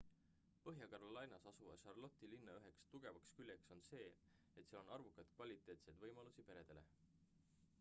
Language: Estonian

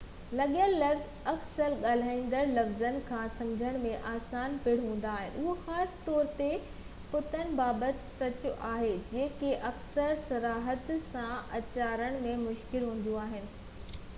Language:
Sindhi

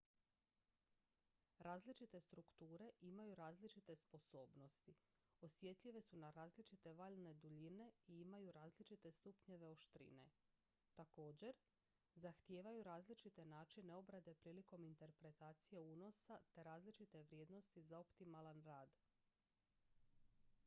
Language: Croatian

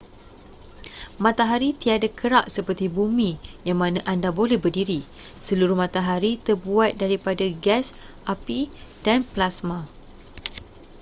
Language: Malay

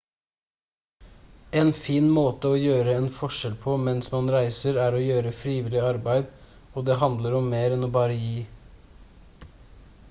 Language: Norwegian Bokmål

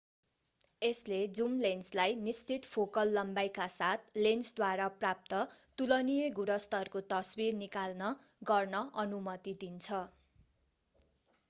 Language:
Nepali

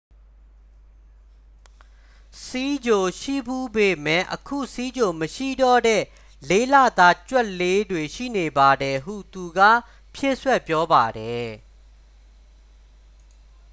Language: Burmese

